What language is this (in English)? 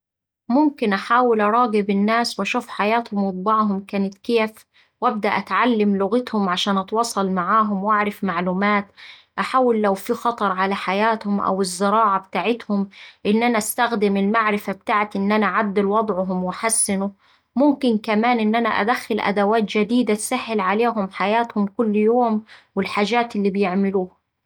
Saidi Arabic